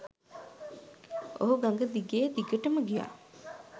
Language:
Sinhala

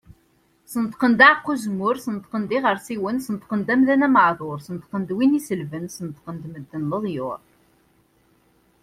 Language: Kabyle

